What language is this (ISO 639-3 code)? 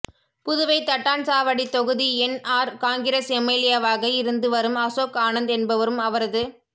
tam